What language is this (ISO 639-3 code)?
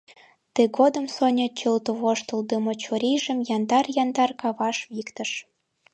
chm